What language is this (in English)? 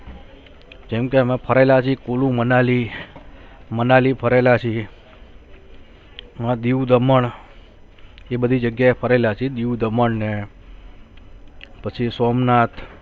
Gujarati